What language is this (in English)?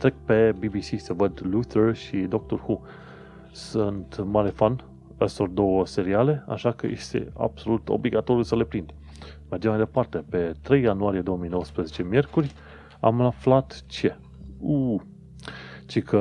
Romanian